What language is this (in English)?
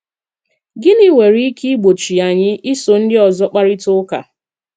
Igbo